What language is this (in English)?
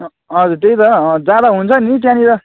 Nepali